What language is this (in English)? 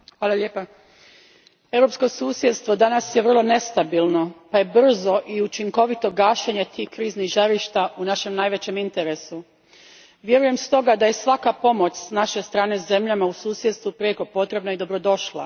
Croatian